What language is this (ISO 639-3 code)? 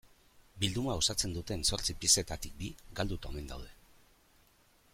eus